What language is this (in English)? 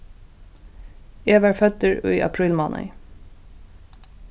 Faroese